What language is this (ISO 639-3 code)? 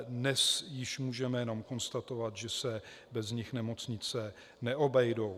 ces